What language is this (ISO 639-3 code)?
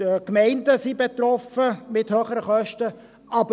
gsw